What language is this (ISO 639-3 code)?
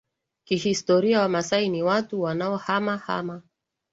swa